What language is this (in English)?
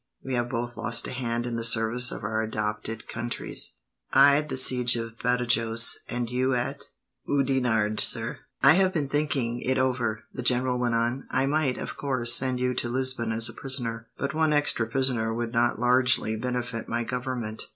English